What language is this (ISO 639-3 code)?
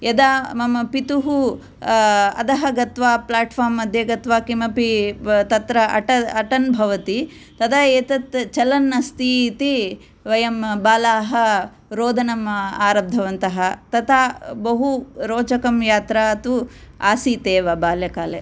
san